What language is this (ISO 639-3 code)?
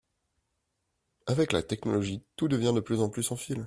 fra